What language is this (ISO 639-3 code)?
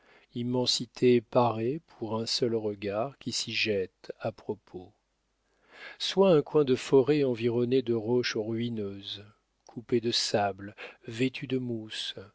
fra